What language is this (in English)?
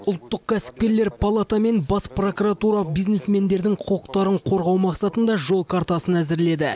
Kazakh